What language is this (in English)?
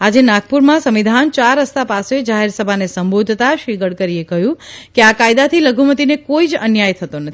Gujarati